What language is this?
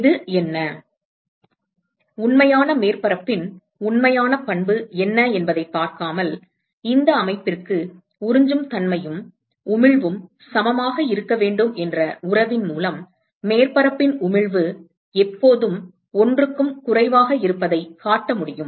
Tamil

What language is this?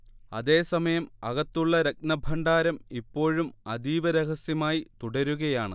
Malayalam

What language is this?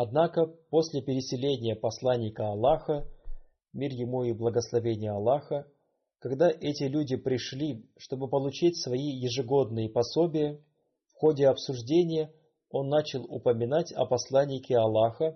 Russian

